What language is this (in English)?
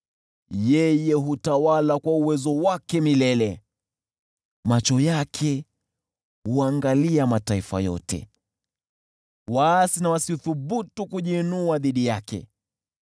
Swahili